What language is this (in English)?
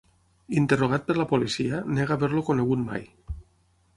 Catalan